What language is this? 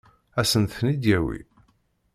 Kabyle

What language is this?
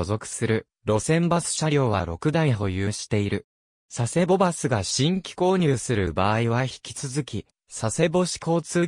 Japanese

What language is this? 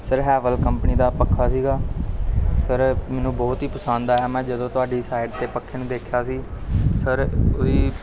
Punjabi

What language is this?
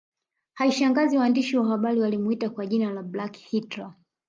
Swahili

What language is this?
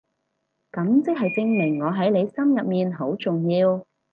Cantonese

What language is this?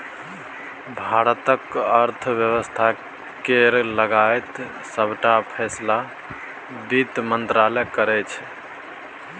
Maithili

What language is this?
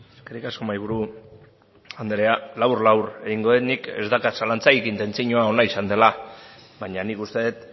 Basque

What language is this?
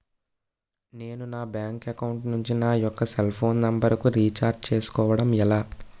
Telugu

